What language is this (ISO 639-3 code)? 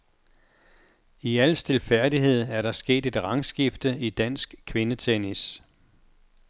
dan